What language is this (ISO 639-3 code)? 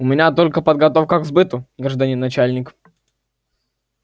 rus